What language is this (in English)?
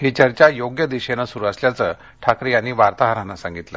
Marathi